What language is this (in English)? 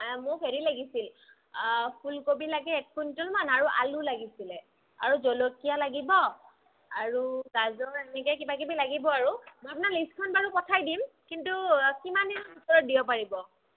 Assamese